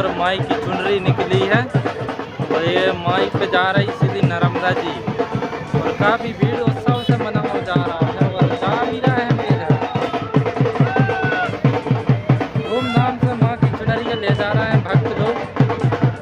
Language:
Hindi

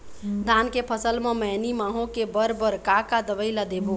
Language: Chhattisgarhi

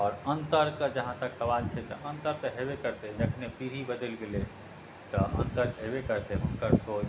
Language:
Maithili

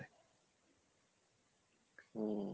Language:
Bangla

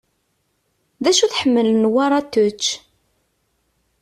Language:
Kabyle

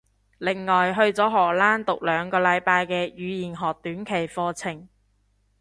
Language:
Cantonese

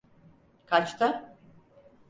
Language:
Turkish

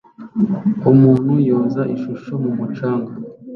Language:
Kinyarwanda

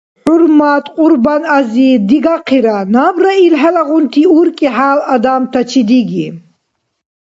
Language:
Dargwa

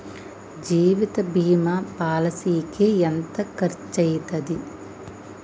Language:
Telugu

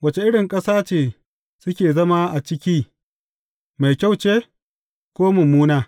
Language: Hausa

